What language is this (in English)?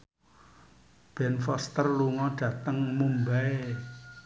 Javanese